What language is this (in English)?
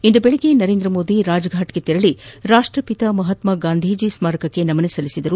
Kannada